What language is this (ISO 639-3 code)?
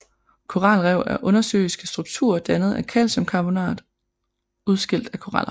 dan